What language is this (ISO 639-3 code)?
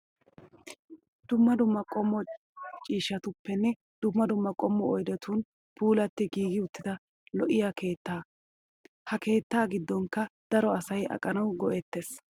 wal